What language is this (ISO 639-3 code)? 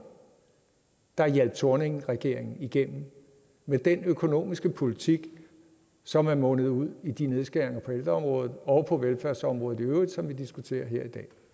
dan